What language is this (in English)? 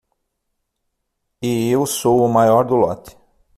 Portuguese